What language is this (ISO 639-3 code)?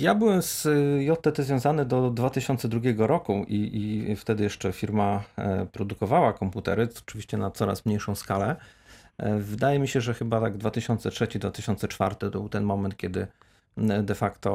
pol